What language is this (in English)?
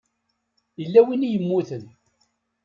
Kabyle